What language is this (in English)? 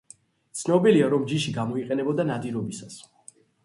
Georgian